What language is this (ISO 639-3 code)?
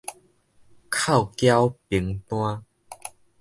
nan